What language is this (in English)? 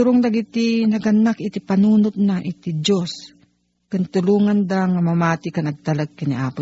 Filipino